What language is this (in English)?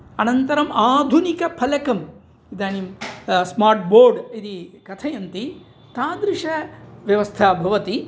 Sanskrit